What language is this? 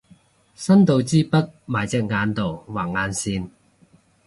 Cantonese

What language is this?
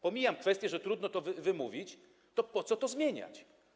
Polish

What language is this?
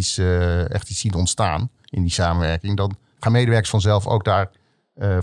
Dutch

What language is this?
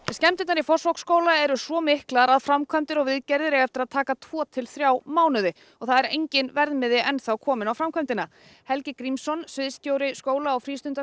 Icelandic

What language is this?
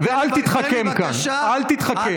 Hebrew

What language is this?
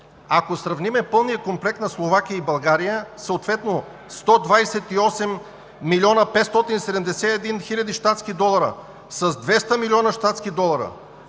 Bulgarian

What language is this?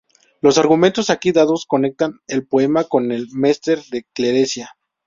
Spanish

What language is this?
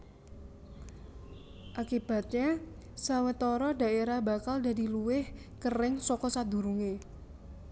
Javanese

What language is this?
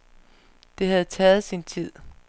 Danish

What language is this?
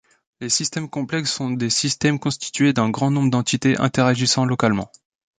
French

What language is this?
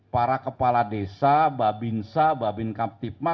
Indonesian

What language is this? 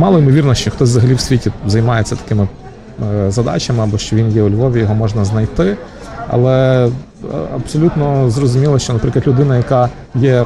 Ukrainian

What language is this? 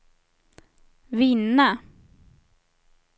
Swedish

